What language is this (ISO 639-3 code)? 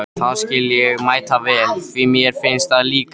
isl